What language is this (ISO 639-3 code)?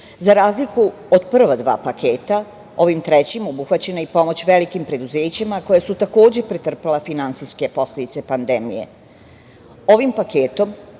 srp